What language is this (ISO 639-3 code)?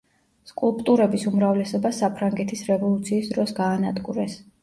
kat